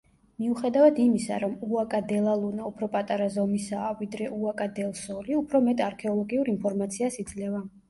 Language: Georgian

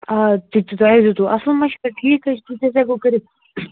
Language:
Kashmiri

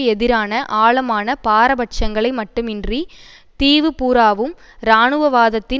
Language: Tamil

